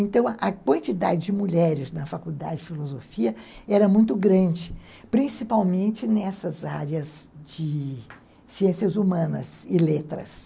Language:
Portuguese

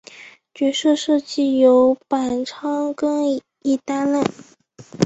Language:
Chinese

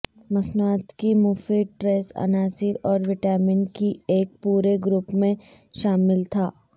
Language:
Urdu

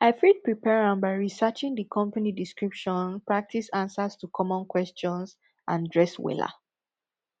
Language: Nigerian Pidgin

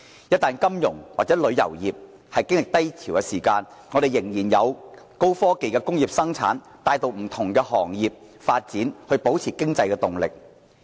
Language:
Cantonese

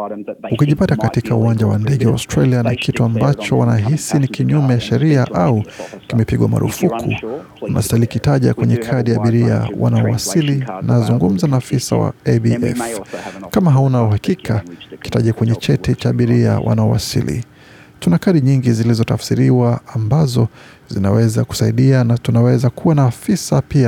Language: Swahili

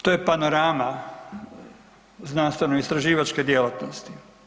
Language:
Croatian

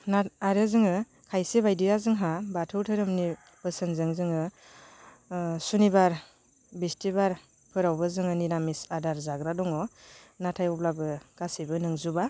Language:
Bodo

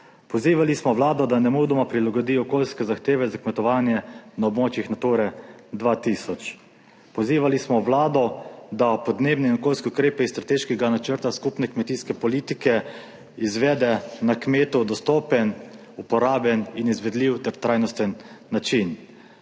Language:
Slovenian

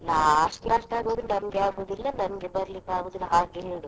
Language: Kannada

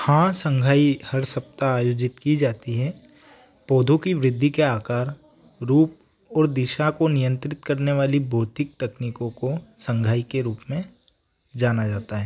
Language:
Hindi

